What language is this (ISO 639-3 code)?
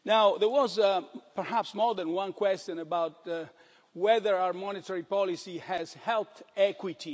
eng